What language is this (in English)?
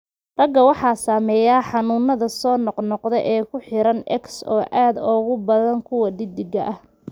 Somali